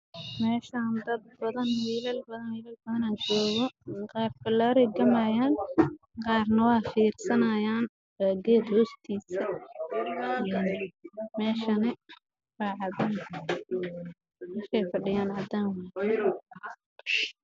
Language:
Somali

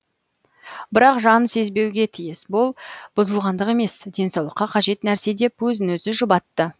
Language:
Kazakh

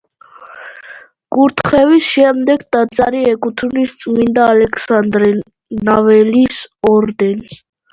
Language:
Georgian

